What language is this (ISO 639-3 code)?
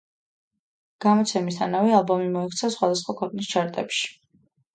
kat